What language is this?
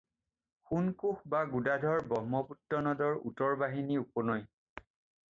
Assamese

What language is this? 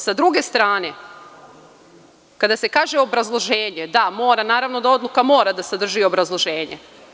Serbian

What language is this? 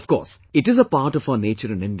English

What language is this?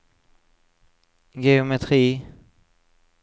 Norwegian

